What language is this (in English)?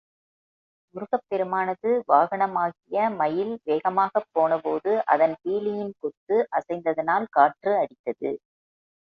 Tamil